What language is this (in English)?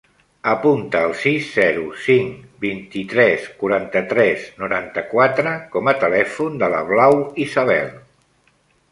Catalan